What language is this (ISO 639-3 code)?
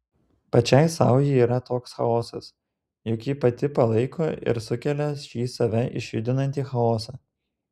lit